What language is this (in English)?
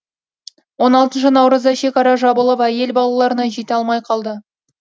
Kazakh